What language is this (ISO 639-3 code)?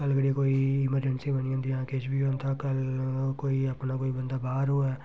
doi